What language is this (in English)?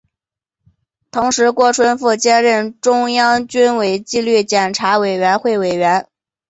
Chinese